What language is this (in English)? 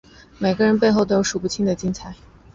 Chinese